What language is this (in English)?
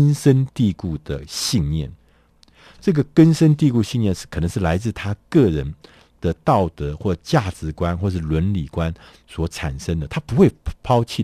Chinese